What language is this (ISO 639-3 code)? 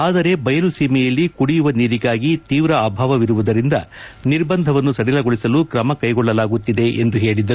kan